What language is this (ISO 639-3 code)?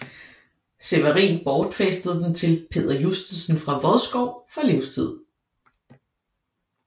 dan